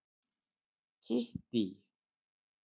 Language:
Icelandic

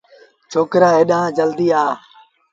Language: Sindhi Bhil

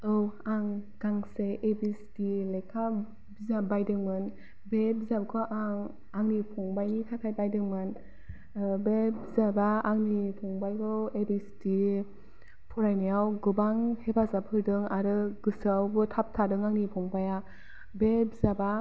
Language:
Bodo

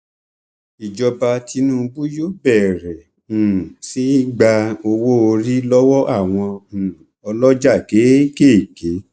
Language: Yoruba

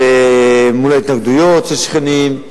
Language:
Hebrew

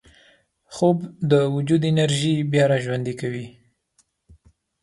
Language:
Pashto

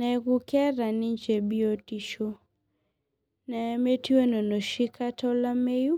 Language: Masai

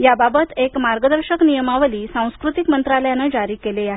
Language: Marathi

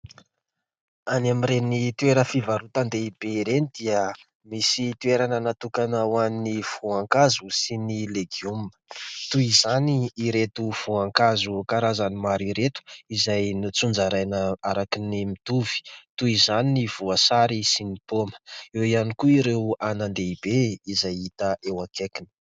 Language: Malagasy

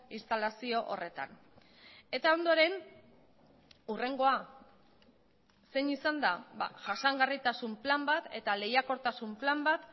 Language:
Basque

